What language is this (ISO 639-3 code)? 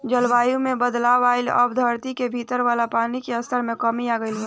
bho